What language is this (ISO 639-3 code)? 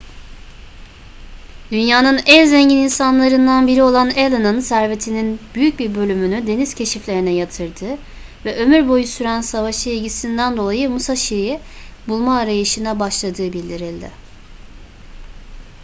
tur